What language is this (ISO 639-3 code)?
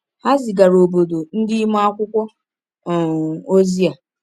ibo